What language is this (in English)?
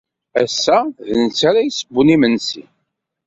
Kabyle